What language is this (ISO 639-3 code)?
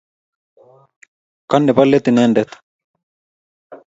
kln